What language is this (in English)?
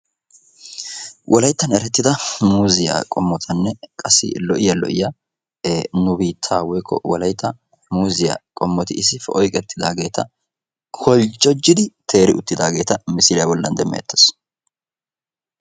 Wolaytta